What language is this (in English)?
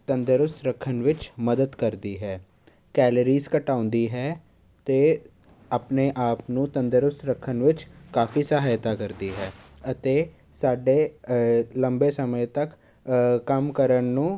Punjabi